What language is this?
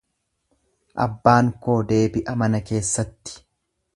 Oromo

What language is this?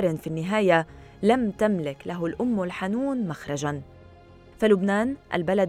Arabic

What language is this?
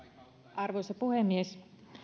Finnish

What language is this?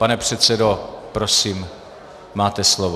Czech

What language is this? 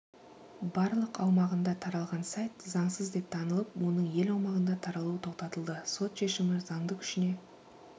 Kazakh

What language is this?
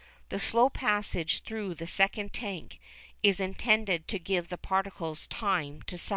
English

